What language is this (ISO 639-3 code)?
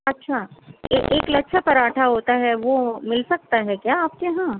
urd